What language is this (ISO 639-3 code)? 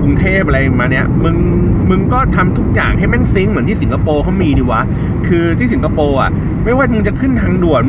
tha